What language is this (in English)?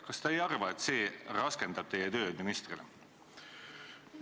Estonian